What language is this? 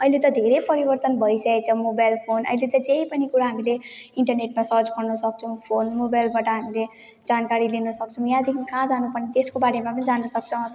Nepali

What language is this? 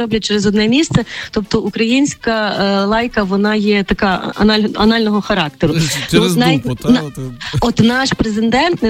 Ukrainian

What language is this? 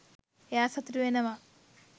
Sinhala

